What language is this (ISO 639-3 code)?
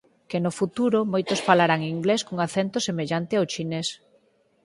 glg